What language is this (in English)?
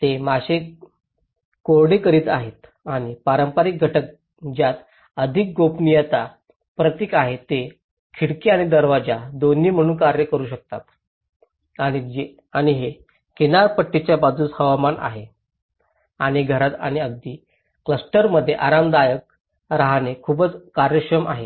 Marathi